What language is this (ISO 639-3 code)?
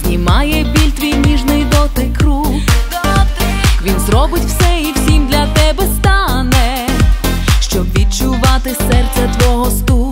pol